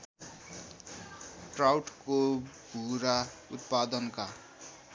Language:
Nepali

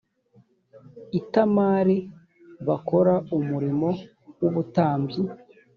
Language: Kinyarwanda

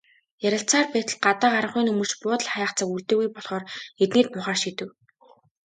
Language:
Mongolian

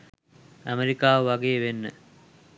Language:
Sinhala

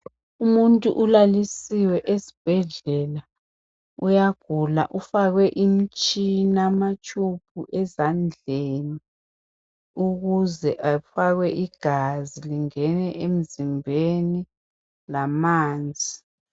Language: North Ndebele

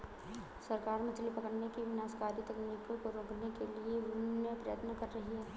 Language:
Hindi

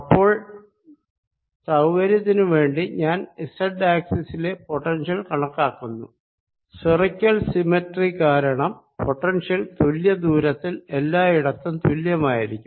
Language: Malayalam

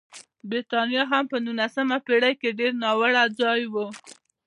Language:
Pashto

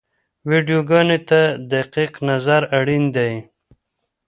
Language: Pashto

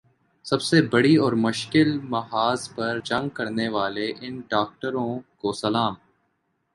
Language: Urdu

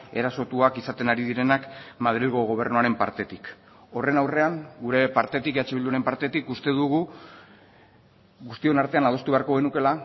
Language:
Basque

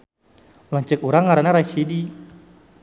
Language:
Sundanese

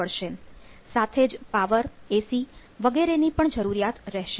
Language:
Gujarati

